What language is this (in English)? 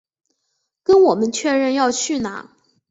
Chinese